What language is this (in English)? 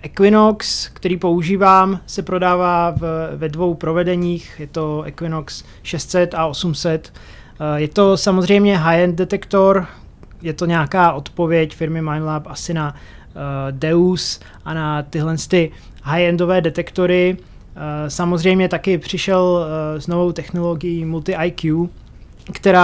Czech